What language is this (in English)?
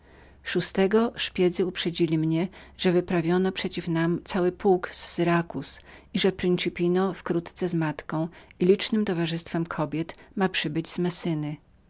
Polish